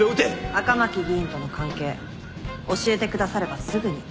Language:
Japanese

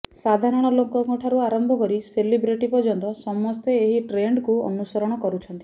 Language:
Odia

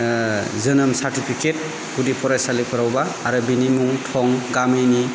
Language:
Bodo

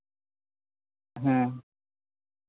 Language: Santali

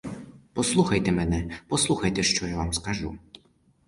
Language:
Ukrainian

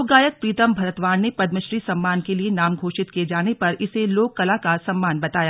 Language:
Hindi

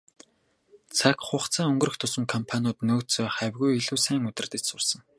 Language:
Mongolian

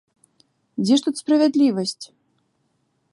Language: Belarusian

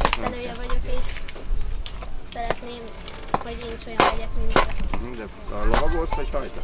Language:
Hungarian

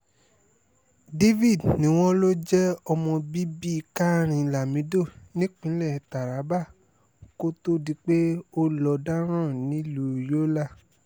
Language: Yoruba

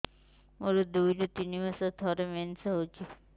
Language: Odia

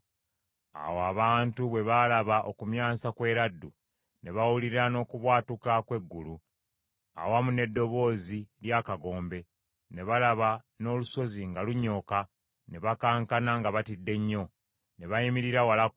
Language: Ganda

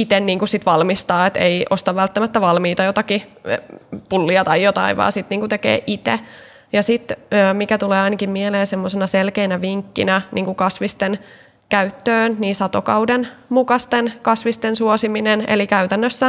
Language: Finnish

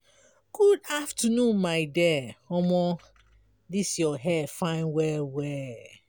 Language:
Nigerian Pidgin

